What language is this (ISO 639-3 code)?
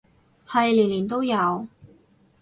yue